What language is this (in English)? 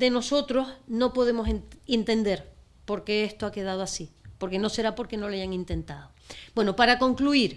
Spanish